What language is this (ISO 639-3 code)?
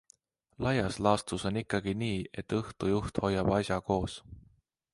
est